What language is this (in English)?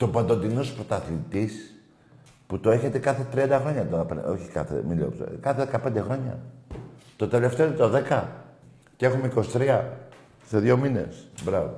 Greek